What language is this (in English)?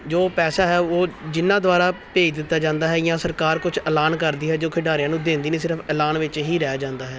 Punjabi